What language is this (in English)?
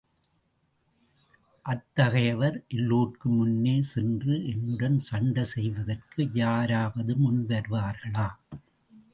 Tamil